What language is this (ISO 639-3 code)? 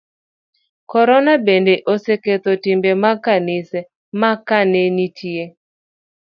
luo